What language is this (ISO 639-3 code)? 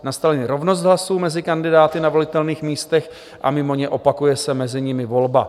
ces